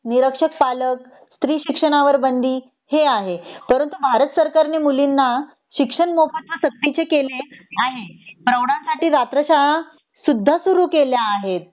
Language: Marathi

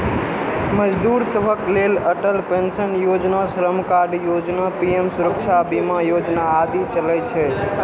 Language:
Maithili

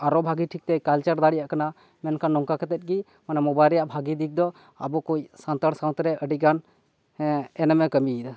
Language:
Santali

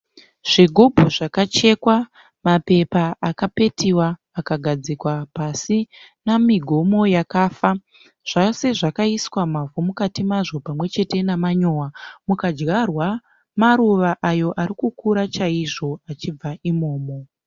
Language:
Shona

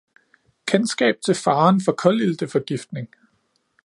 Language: Danish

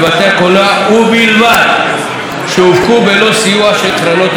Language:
Hebrew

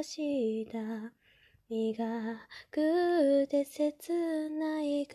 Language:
Japanese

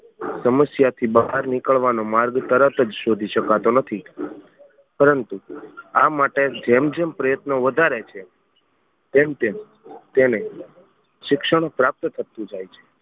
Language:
Gujarati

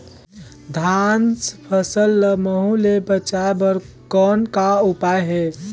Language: Chhattisgarhi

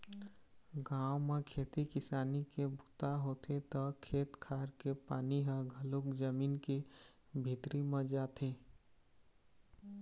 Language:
Chhattisgarhi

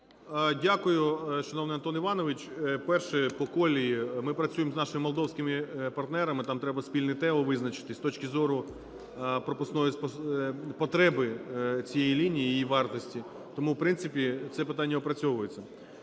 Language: Ukrainian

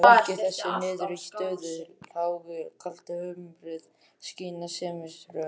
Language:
Icelandic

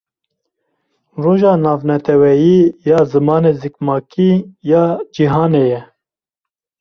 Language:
Kurdish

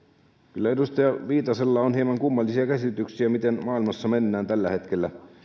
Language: Finnish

